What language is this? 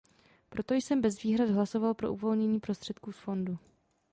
Czech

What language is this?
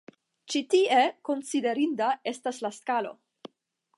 Esperanto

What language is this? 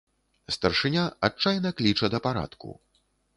Belarusian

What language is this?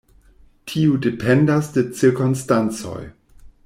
Esperanto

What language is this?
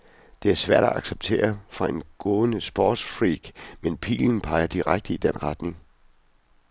Danish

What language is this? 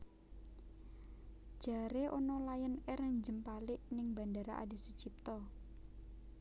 Javanese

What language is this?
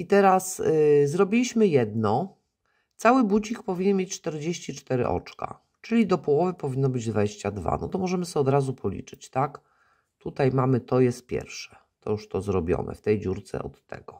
Polish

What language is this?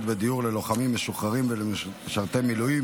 Hebrew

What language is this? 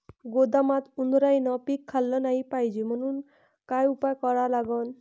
Marathi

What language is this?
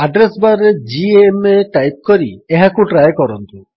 Odia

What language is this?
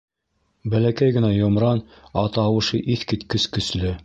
Bashkir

